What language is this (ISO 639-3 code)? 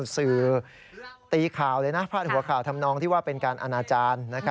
tha